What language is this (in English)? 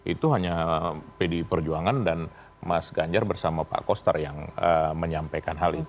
Indonesian